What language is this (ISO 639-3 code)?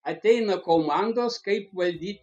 lit